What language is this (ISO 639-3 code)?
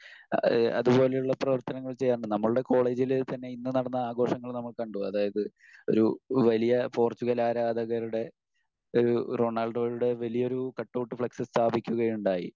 mal